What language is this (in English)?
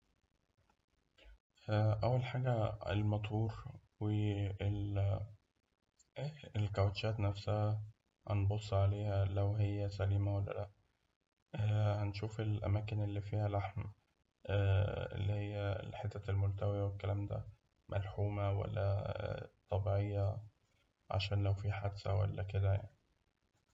Egyptian Arabic